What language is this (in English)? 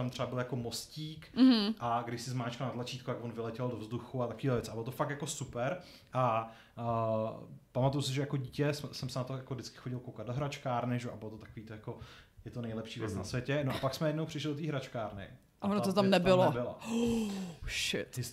Czech